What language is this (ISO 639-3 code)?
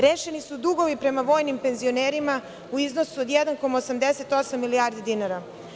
srp